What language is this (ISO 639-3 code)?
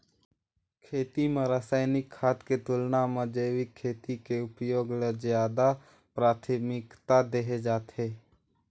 hne